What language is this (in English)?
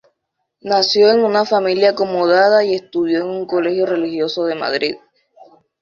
Spanish